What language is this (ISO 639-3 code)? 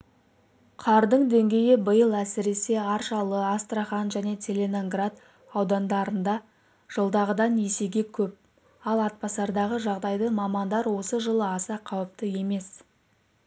kaz